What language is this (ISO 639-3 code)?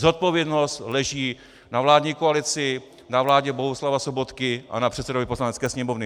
ces